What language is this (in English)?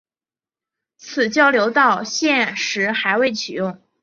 Chinese